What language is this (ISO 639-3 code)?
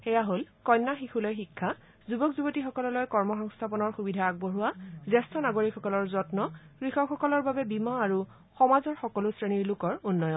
asm